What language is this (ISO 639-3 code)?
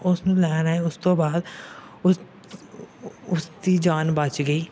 pan